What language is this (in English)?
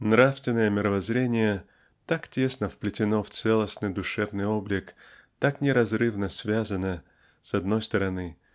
Russian